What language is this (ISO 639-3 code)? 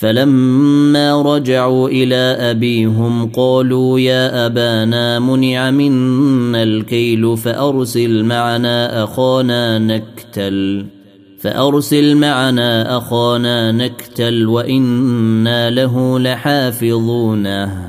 ara